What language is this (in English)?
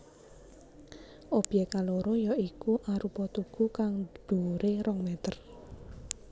Javanese